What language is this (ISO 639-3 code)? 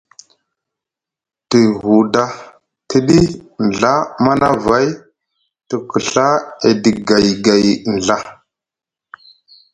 mug